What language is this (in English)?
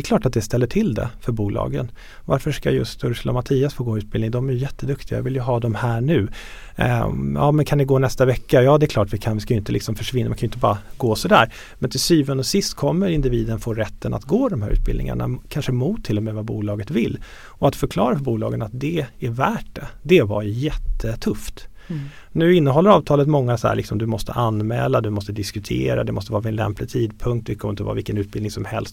Swedish